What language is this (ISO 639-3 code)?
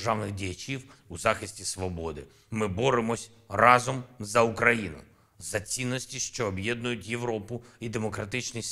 ukr